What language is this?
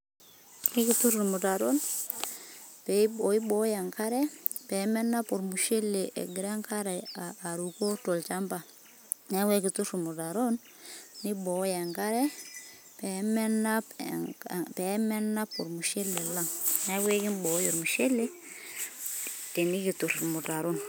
Masai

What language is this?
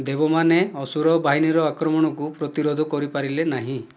Odia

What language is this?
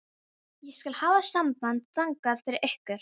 Icelandic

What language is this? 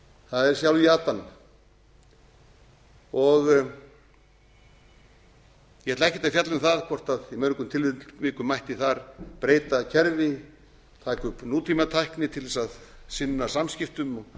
Icelandic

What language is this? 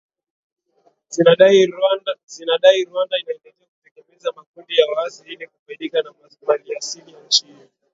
Swahili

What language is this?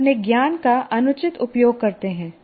Hindi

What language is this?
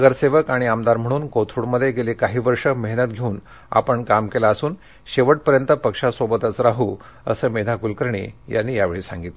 Marathi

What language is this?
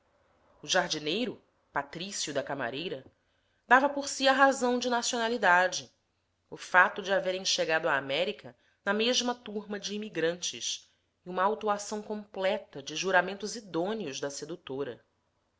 Portuguese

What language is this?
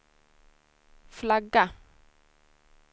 Swedish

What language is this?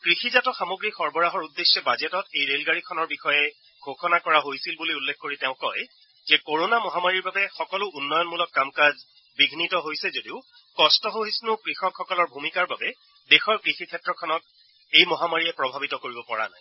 Assamese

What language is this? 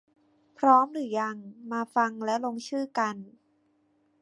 Thai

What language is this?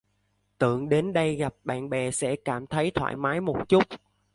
Vietnamese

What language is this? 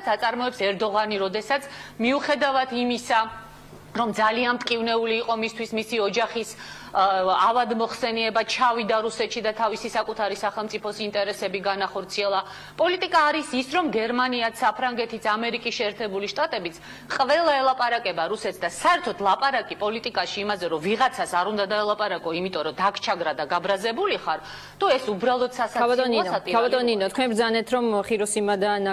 Hebrew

